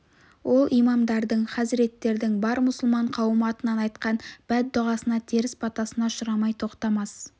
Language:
Kazakh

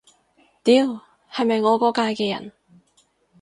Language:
Cantonese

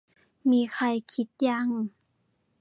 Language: Thai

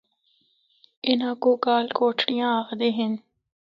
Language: Northern Hindko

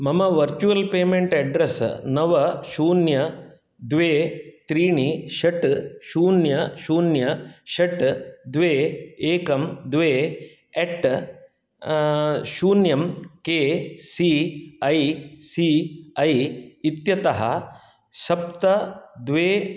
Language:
Sanskrit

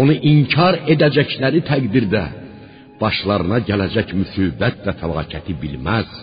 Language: Persian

